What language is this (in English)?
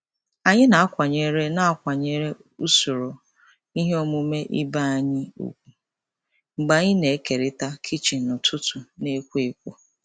Igbo